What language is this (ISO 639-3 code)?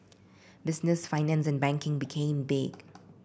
eng